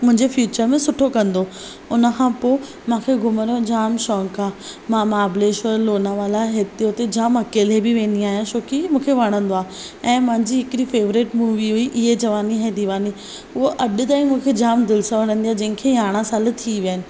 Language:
Sindhi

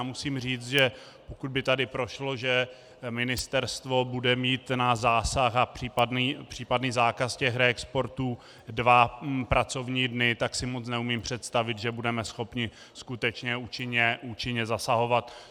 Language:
Czech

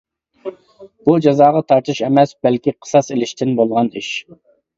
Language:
Uyghur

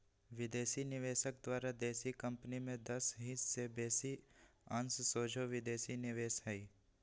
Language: Magahi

